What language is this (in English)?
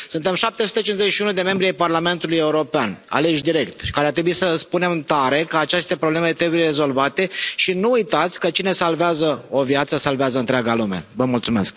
Romanian